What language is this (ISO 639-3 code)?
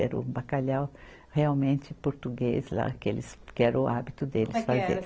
por